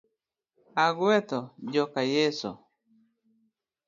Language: Luo (Kenya and Tanzania)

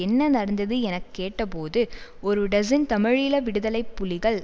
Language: Tamil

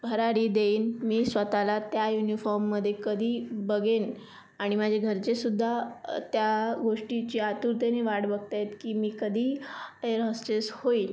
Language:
Marathi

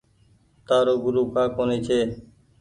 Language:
Goaria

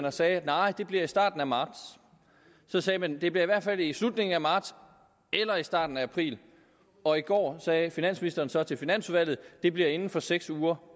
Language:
Danish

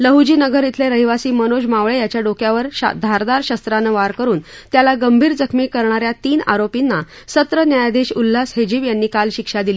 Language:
Marathi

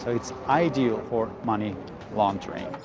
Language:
English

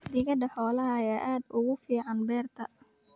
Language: Somali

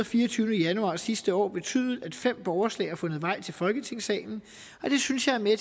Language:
Danish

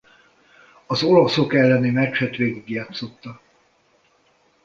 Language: Hungarian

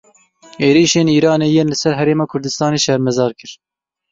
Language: Kurdish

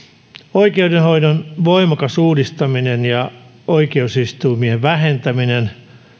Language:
Finnish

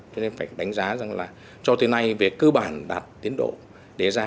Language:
Vietnamese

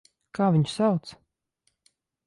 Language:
Latvian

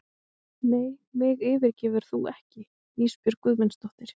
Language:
Icelandic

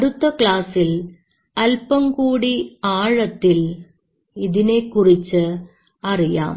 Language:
Malayalam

